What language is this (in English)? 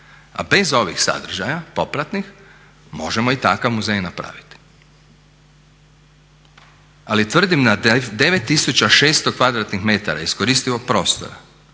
Croatian